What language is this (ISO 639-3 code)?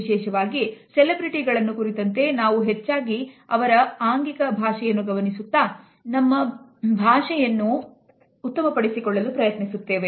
kan